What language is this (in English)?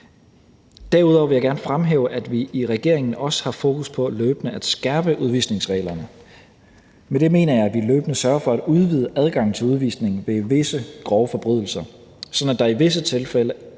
Danish